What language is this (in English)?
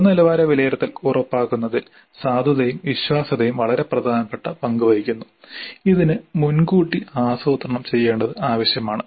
Malayalam